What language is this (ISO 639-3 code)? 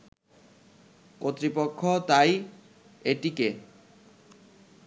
ben